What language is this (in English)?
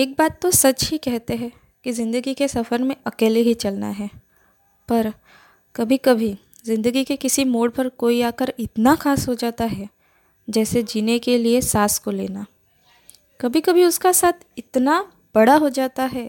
Hindi